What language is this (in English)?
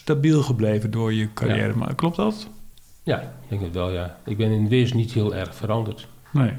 Dutch